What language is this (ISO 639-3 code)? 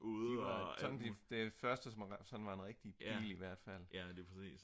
dan